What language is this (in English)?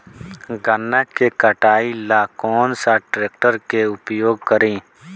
Bhojpuri